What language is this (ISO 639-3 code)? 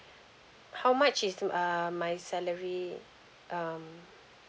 eng